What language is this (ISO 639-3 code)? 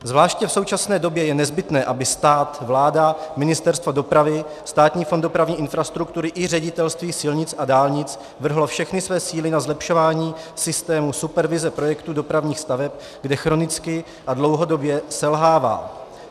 ces